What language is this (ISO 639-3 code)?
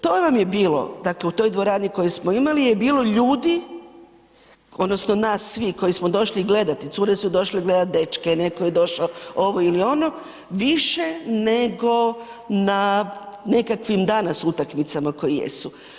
hrv